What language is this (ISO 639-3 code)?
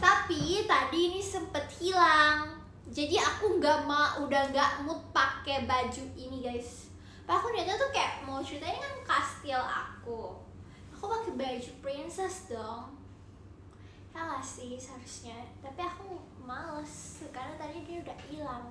ind